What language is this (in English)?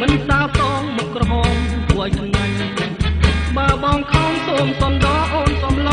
Thai